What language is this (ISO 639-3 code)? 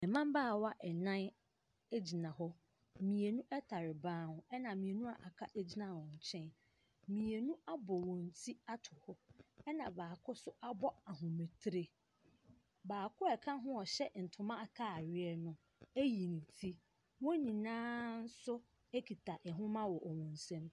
aka